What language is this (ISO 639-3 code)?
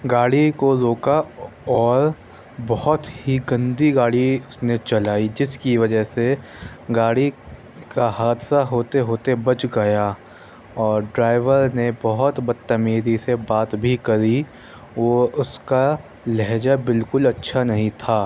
urd